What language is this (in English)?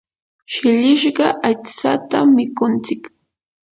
Yanahuanca Pasco Quechua